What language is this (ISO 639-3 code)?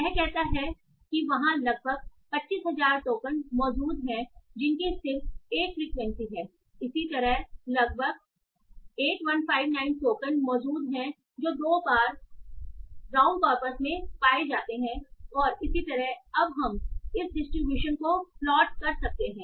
hin